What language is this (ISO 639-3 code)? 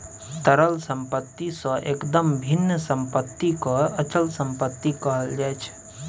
mai